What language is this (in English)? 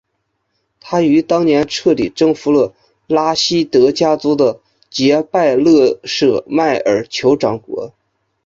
Chinese